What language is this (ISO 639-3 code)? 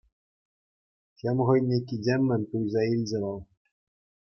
chv